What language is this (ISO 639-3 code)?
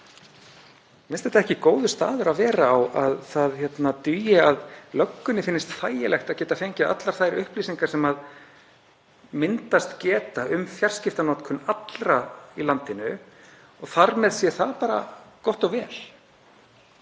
isl